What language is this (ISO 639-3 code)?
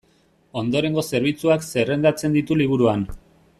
eus